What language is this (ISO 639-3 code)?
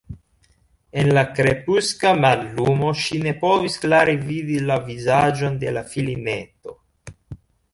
epo